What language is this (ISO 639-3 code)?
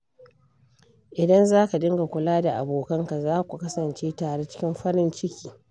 hau